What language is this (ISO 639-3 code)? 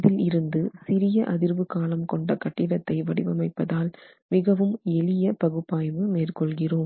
tam